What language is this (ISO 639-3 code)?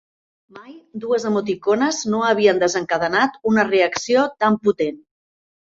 cat